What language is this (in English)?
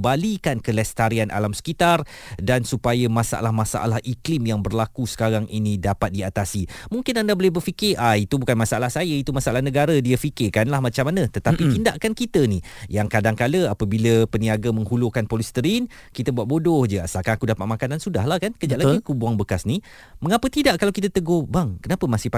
Malay